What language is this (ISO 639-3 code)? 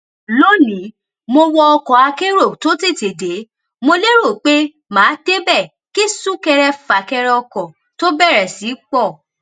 yor